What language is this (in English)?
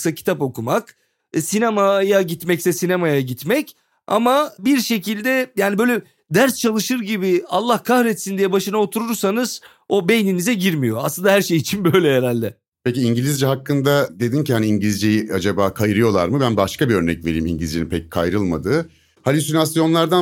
Turkish